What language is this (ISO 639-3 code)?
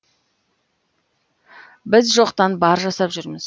kaz